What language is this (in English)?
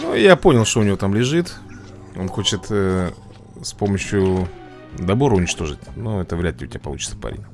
Russian